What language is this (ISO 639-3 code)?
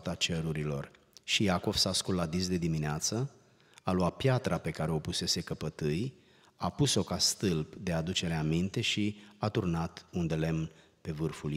ron